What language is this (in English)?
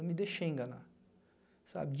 Portuguese